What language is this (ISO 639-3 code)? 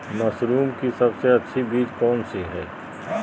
mag